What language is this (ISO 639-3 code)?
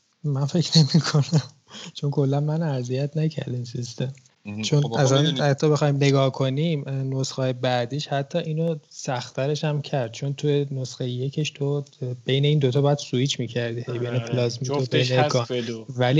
fas